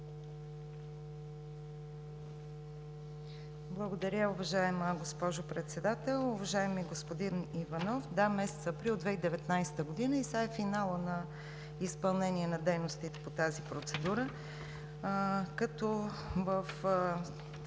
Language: Bulgarian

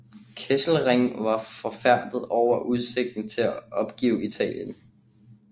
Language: Danish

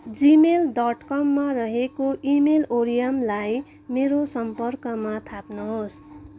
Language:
Nepali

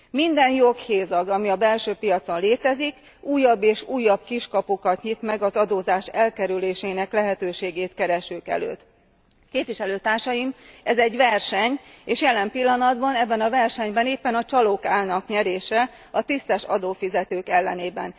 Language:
Hungarian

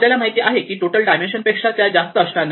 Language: Marathi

